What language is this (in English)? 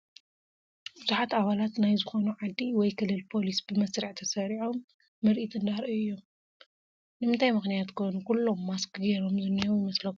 Tigrinya